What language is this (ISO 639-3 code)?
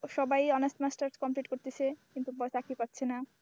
ben